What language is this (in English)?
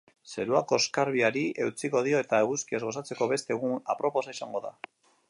Basque